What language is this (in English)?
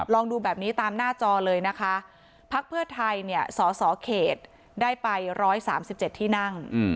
Thai